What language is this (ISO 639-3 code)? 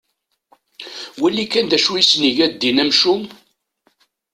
kab